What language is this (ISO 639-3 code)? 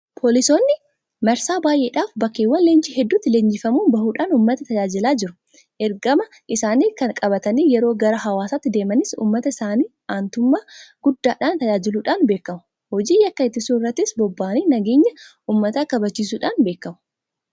orm